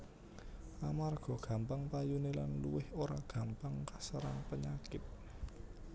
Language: Javanese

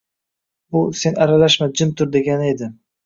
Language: Uzbek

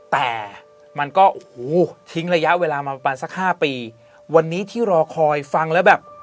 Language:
Thai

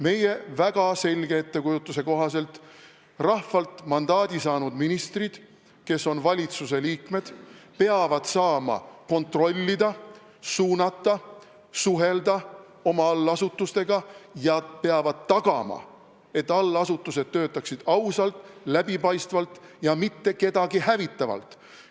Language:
Estonian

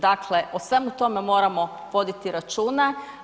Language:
Croatian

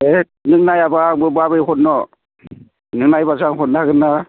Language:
Bodo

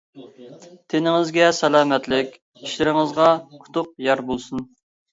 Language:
Uyghur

